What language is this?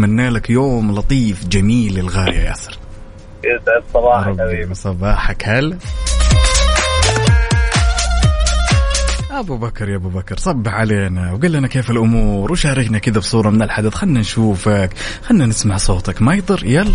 Arabic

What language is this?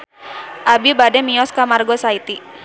Sundanese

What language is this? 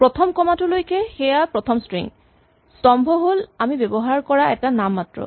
Assamese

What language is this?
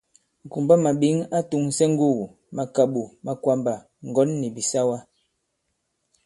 Bankon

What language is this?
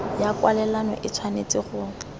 Tswana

